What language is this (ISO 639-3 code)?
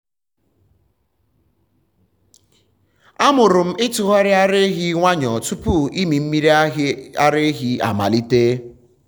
ibo